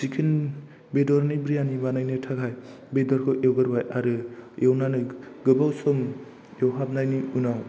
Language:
Bodo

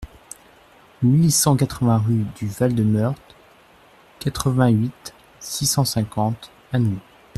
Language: French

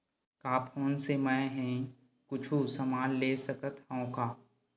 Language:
Chhattisgarhi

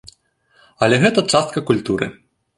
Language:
Belarusian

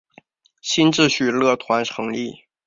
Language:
Chinese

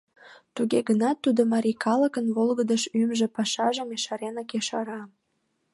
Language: Mari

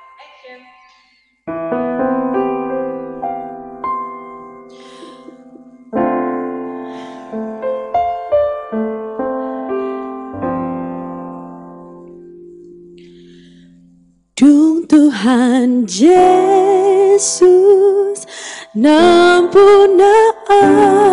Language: Indonesian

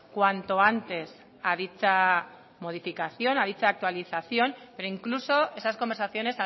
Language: Spanish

